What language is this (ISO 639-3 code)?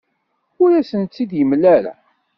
kab